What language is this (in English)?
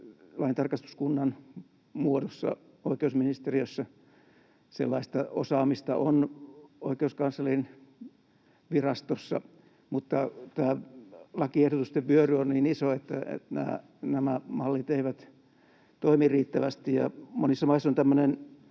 Finnish